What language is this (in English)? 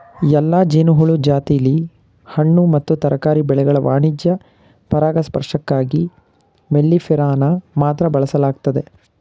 Kannada